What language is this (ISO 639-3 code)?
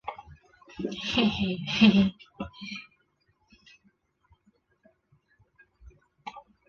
zho